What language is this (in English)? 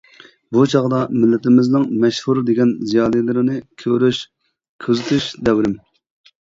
Uyghur